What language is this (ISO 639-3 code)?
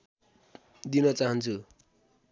nep